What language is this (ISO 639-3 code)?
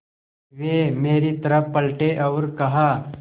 hin